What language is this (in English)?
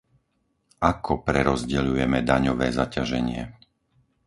Slovak